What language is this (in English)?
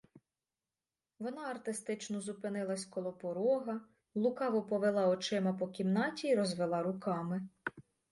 Ukrainian